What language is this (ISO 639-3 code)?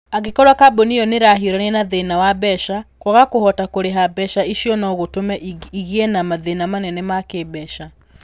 kik